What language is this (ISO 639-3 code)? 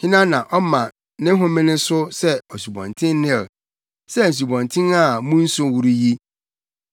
aka